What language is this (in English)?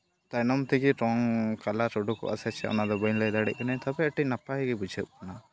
Santali